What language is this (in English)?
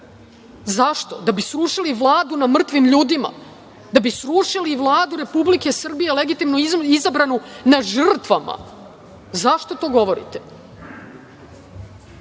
Serbian